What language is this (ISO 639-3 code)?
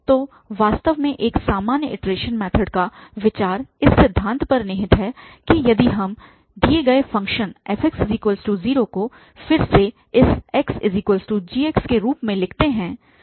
hin